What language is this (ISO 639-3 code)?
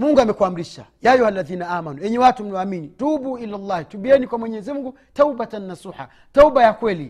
swa